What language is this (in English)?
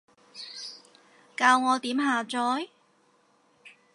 Cantonese